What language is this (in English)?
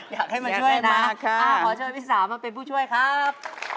Thai